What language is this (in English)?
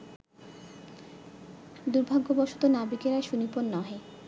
Bangla